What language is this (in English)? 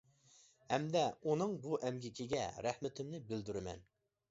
Uyghur